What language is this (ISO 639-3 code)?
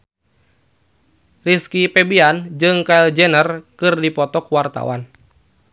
sun